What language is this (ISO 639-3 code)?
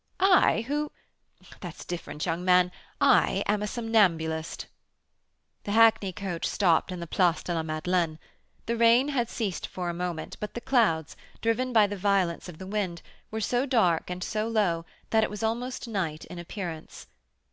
eng